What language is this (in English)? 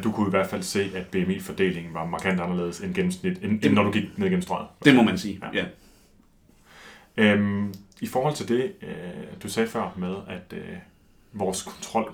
Danish